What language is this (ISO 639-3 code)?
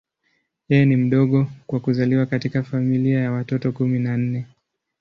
swa